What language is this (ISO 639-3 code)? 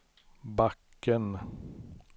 swe